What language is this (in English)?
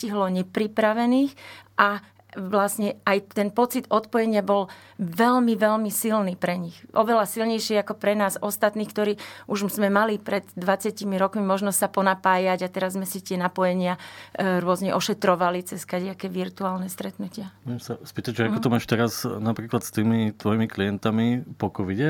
Slovak